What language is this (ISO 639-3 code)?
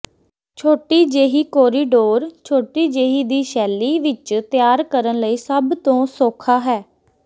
pan